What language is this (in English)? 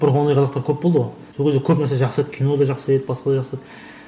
Kazakh